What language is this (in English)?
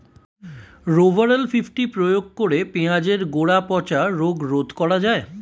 Bangla